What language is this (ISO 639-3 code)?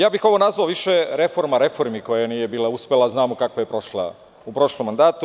srp